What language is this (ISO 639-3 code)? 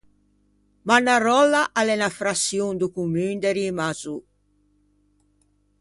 lij